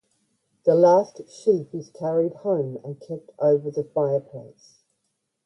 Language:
English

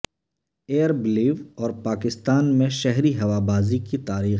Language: Urdu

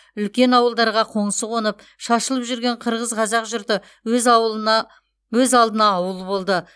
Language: Kazakh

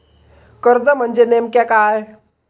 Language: Marathi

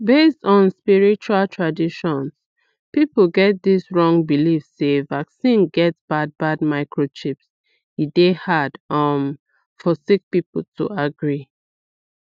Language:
Nigerian Pidgin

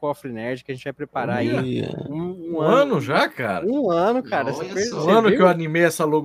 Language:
Portuguese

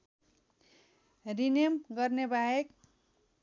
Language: Nepali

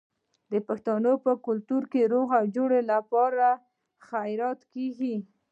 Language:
Pashto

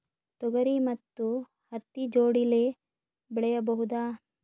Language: Kannada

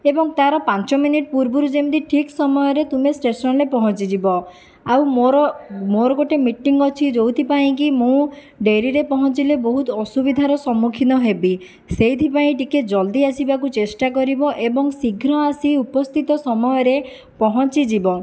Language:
Odia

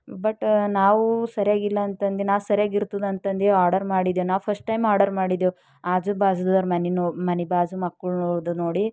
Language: Kannada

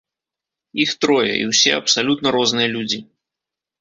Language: Belarusian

